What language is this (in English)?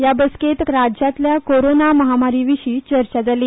Konkani